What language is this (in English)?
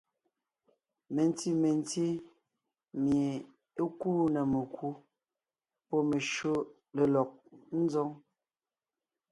Ngiemboon